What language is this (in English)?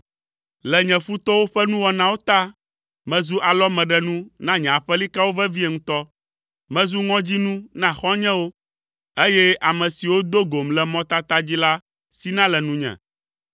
Ewe